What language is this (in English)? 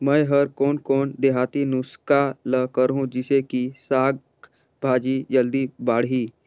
Chhattisgarhi